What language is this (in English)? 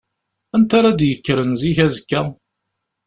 Kabyle